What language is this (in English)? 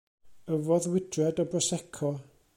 Welsh